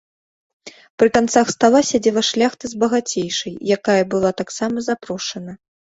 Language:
Belarusian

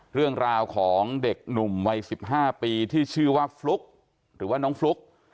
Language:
Thai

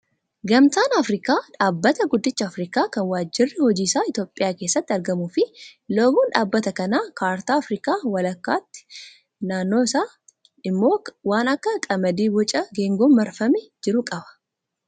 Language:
Oromo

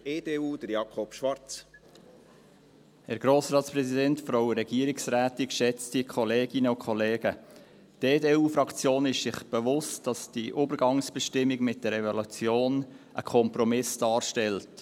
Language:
Swiss German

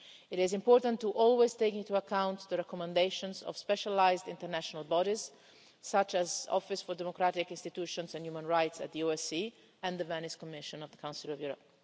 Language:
English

